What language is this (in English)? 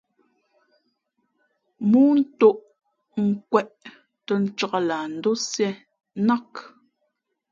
Fe'fe'